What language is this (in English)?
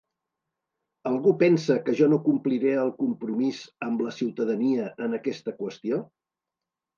Catalan